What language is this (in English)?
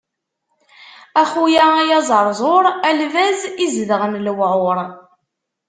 Kabyle